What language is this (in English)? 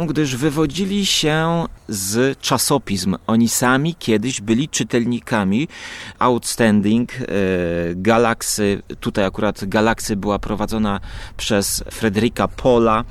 Polish